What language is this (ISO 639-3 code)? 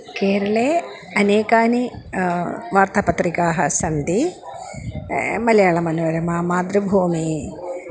san